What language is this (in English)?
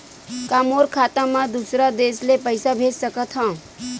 Chhattisgarhi